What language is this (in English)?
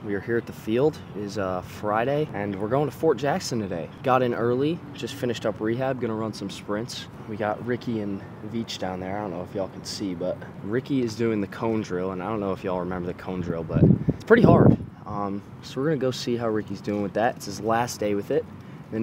English